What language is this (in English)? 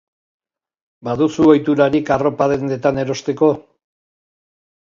Basque